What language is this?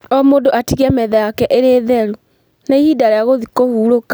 Kikuyu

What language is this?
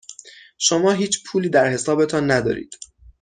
Persian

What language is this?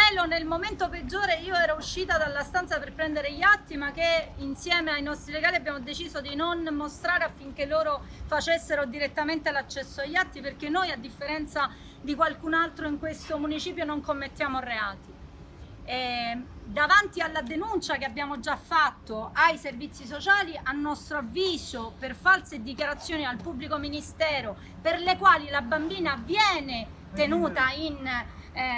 Italian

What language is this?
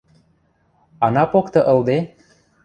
Western Mari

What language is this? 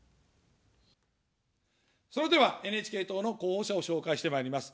Japanese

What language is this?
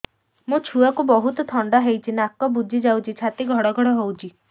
Odia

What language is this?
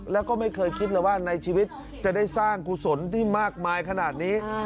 Thai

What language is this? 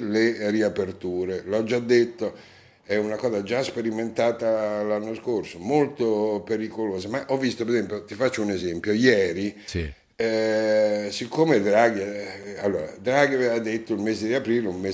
Italian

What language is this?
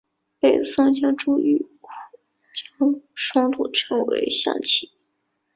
Chinese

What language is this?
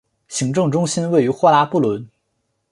Chinese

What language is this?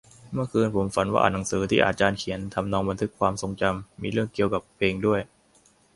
Thai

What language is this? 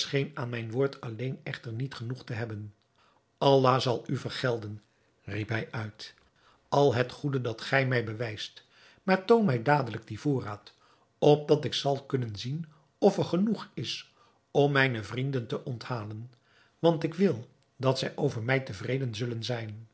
Dutch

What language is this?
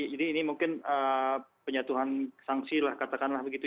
Indonesian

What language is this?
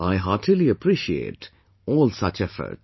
English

